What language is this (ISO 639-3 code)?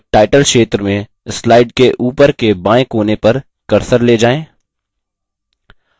hin